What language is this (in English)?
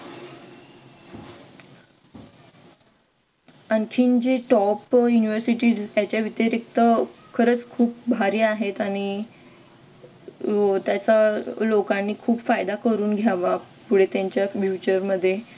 Marathi